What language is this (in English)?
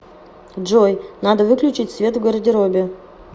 Russian